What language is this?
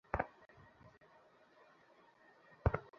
Bangla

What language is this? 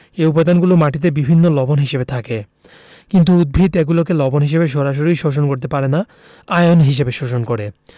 Bangla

